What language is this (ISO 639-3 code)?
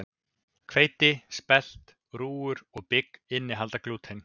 isl